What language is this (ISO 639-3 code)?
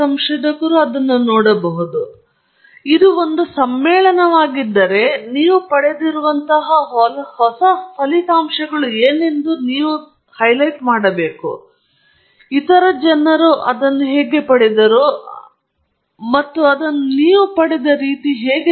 kan